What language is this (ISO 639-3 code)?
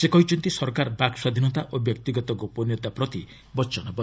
ori